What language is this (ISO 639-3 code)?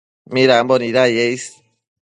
mcf